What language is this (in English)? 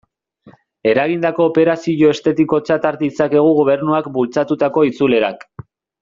Basque